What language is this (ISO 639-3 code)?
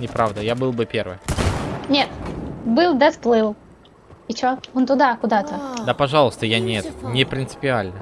rus